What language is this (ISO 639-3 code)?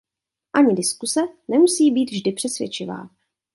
ces